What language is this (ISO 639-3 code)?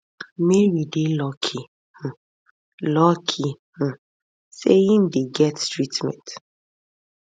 pcm